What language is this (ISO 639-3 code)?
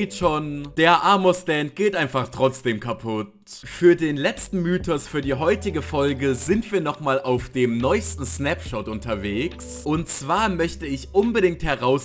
deu